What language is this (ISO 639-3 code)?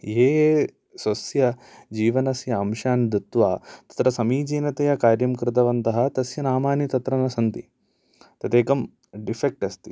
san